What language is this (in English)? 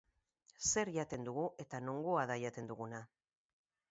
Basque